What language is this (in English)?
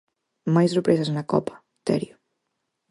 Galician